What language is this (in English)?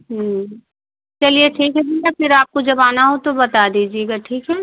Hindi